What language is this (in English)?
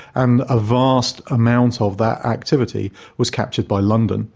English